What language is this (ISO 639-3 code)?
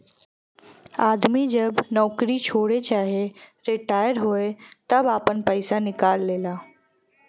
bho